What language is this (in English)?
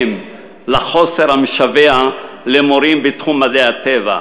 Hebrew